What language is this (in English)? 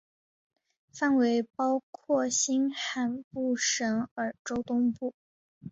Chinese